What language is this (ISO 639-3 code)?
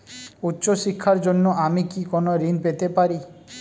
ben